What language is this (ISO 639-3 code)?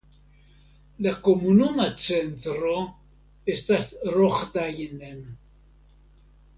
epo